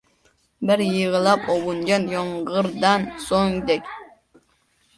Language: Uzbek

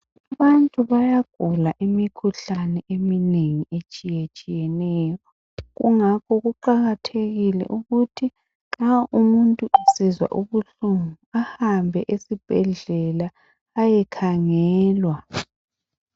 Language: North Ndebele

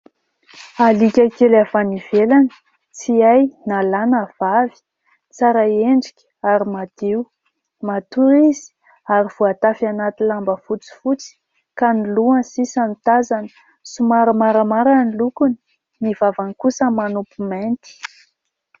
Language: Malagasy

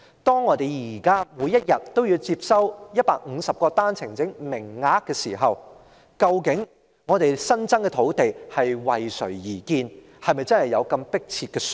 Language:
Cantonese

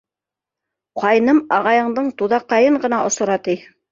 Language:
Bashkir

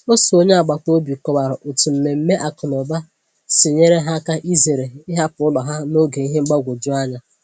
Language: Igbo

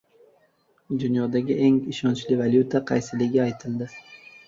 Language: Uzbek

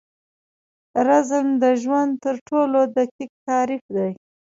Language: Pashto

